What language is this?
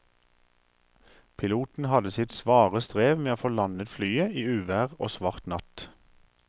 Norwegian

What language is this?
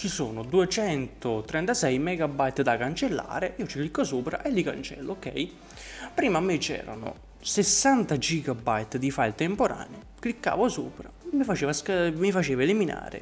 Italian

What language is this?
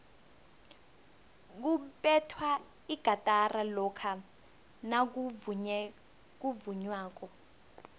South Ndebele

